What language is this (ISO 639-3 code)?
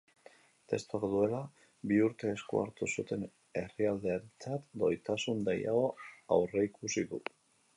eus